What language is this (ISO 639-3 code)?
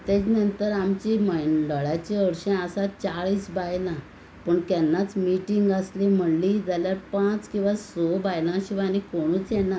kok